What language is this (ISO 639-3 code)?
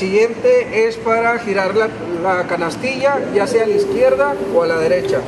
spa